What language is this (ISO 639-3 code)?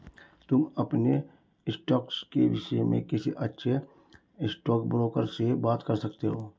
hin